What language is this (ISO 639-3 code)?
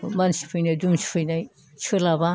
brx